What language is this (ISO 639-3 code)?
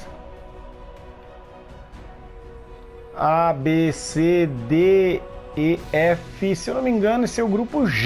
por